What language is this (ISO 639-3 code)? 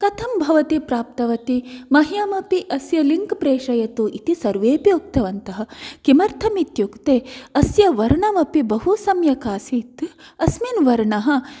san